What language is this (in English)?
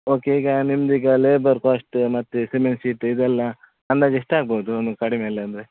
Kannada